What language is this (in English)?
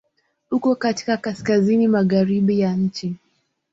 Swahili